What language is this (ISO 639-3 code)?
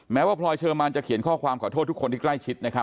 tha